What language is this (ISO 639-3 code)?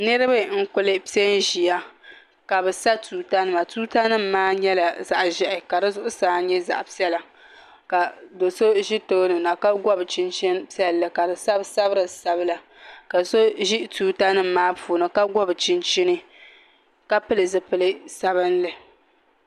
dag